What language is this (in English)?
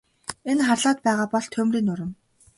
Mongolian